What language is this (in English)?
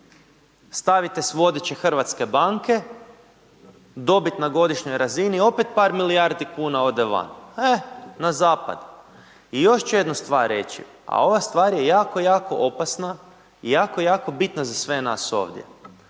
Croatian